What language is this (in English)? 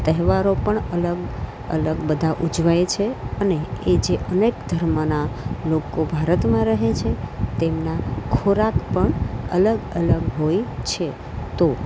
Gujarati